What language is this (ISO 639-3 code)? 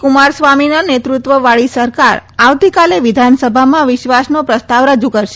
guj